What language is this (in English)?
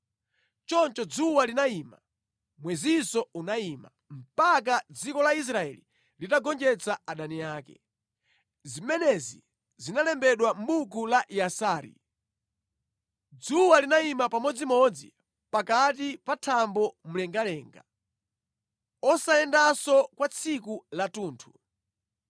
Nyanja